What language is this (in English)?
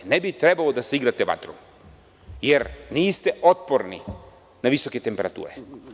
Serbian